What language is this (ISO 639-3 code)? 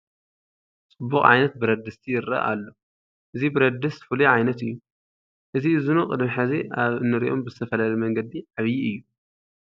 tir